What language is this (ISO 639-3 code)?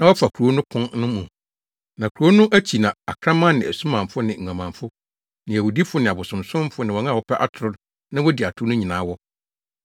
aka